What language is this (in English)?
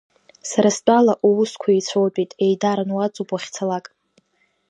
Abkhazian